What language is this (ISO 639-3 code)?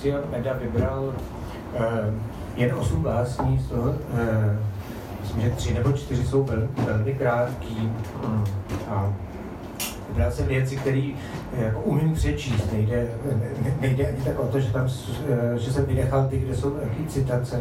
ces